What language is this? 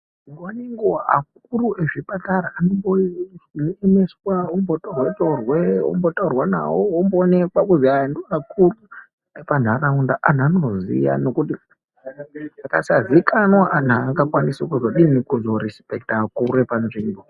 Ndau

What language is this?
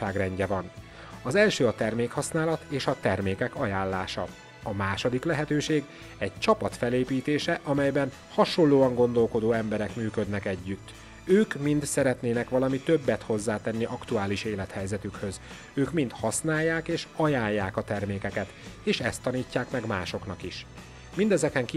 Hungarian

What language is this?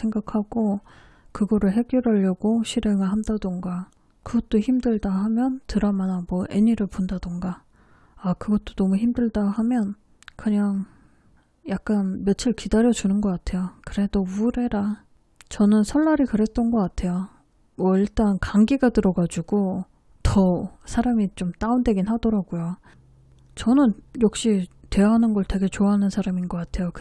Korean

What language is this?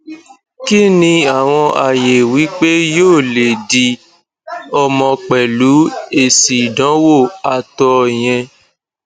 Yoruba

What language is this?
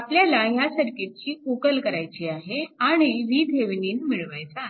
Marathi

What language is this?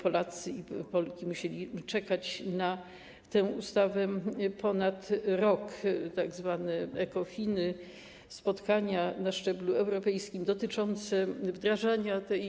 Polish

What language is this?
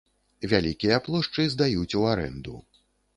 Belarusian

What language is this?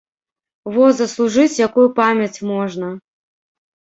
Belarusian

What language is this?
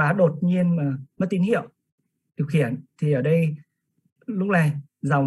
Vietnamese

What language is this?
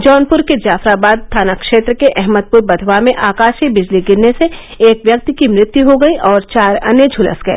Hindi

